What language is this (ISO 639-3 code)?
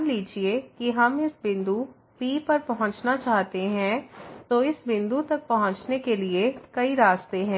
hin